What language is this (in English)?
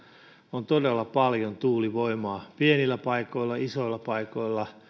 Finnish